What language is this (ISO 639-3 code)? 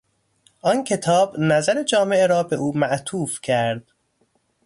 fas